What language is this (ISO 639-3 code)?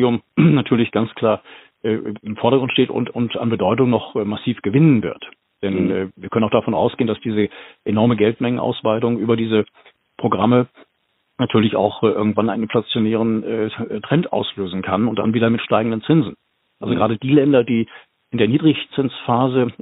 deu